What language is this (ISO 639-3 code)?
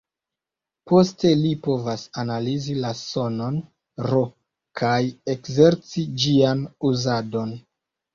epo